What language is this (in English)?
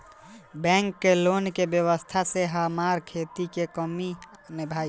Bhojpuri